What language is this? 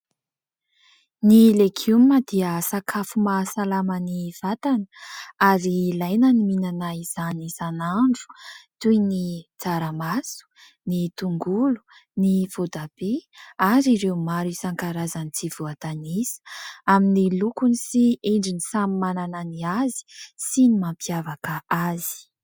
Malagasy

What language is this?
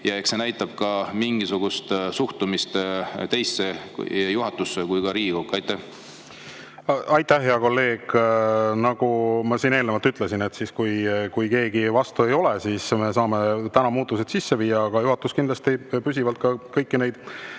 Estonian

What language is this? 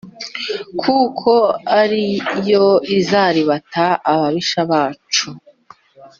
Kinyarwanda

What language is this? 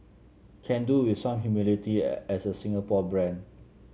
English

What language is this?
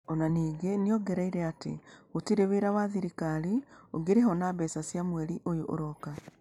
Kikuyu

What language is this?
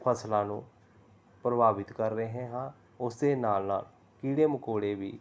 Punjabi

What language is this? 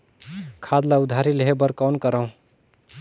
Chhattisgarhi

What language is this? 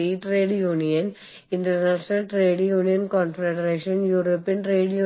Malayalam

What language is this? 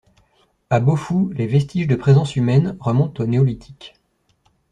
French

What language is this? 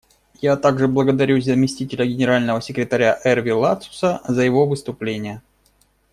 Russian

